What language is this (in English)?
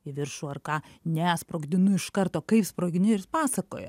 Lithuanian